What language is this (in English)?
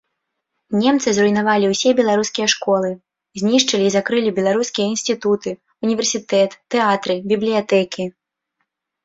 Belarusian